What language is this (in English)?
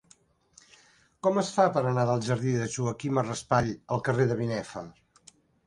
Catalan